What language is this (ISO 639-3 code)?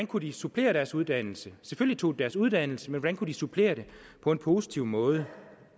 dan